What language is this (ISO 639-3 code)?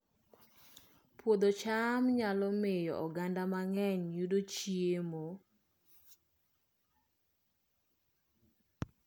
luo